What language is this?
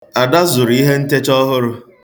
Igbo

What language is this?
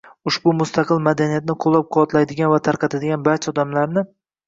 Uzbek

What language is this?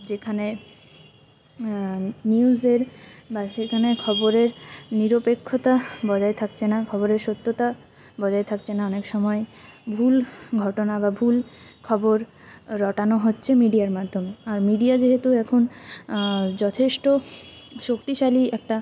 Bangla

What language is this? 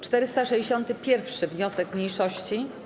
Polish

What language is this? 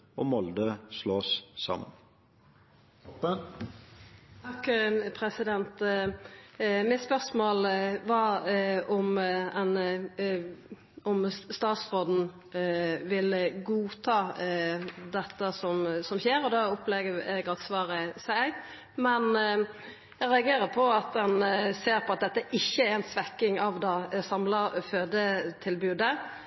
Norwegian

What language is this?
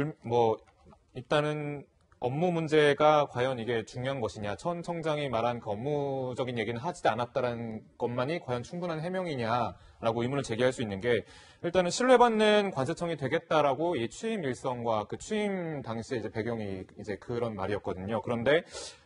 Korean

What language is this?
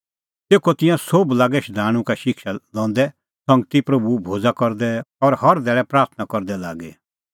Kullu Pahari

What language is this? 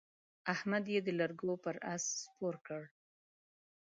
Pashto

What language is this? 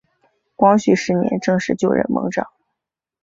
Chinese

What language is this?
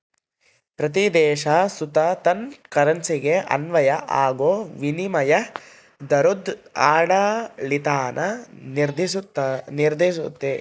Kannada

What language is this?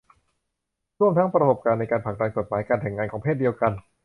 Thai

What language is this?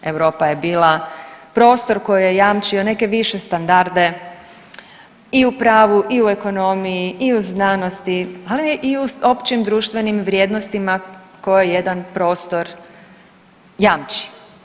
Croatian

